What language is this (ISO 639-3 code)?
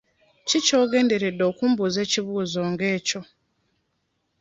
lug